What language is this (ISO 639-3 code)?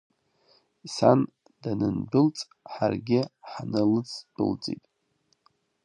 abk